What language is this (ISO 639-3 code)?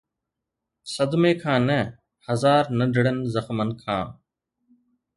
snd